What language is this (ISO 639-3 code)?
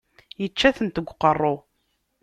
kab